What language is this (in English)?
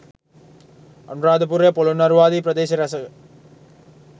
Sinhala